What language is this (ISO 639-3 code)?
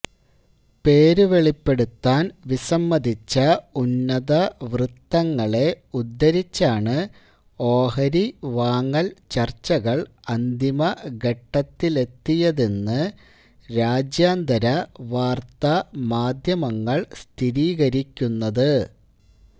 mal